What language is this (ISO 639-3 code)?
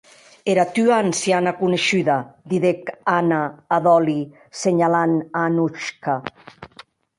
oci